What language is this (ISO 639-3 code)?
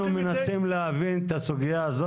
heb